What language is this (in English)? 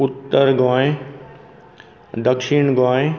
Konkani